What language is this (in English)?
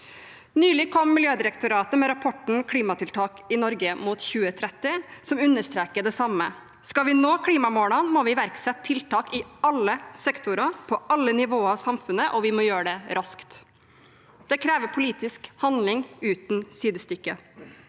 Norwegian